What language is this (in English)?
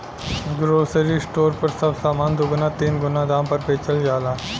Bhojpuri